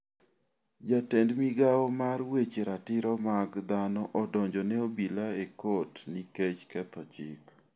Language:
Luo (Kenya and Tanzania)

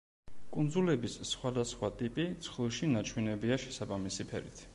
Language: Georgian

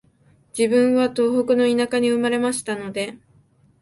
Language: Japanese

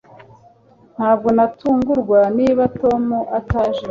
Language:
Kinyarwanda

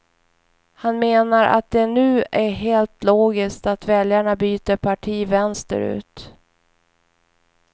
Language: Swedish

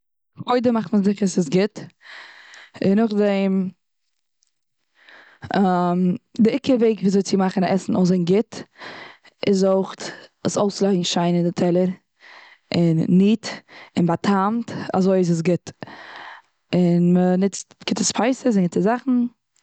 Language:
Yiddish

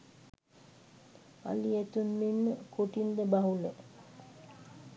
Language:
Sinhala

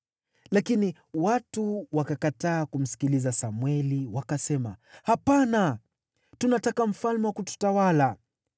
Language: Swahili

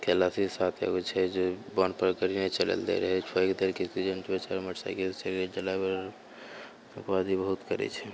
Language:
Maithili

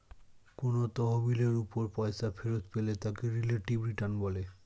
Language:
Bangla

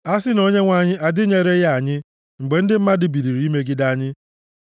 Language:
Igbo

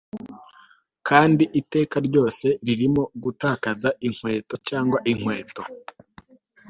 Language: Kinyarwanda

